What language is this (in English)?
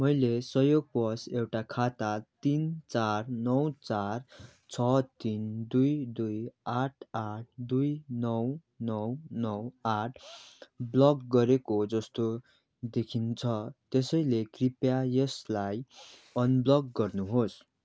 Nepali